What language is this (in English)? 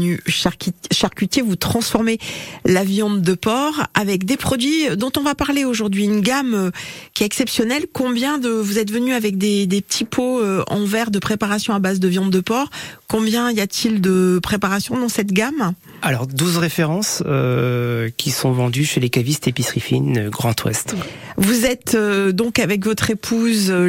French